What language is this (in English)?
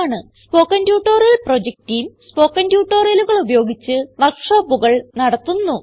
Malayalam